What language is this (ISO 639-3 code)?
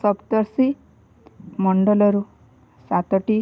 ori